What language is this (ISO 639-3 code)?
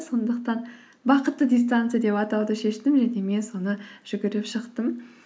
kaz